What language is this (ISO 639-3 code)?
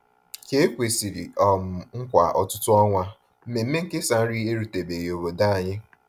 ibo